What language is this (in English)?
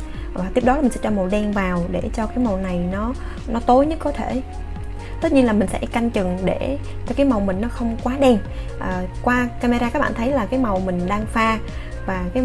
Vietnamese